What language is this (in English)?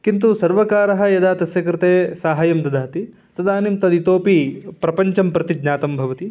Sanskrit